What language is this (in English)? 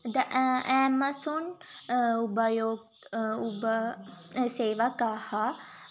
Sanskrit